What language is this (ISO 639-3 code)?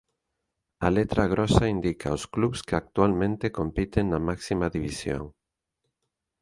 glg